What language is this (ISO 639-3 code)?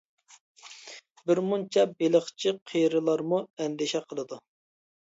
uig